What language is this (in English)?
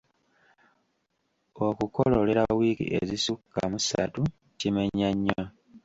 Ganda